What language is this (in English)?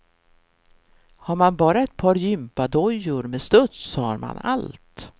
Swedish